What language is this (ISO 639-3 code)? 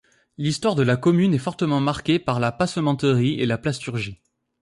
fra